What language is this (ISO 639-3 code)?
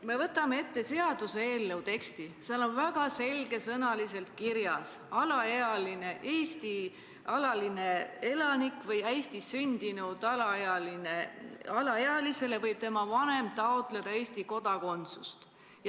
est